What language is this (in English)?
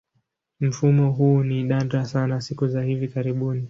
Swahili